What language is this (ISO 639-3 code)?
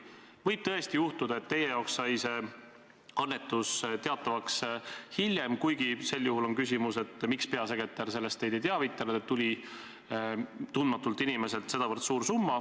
est